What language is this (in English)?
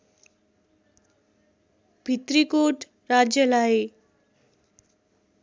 Nepali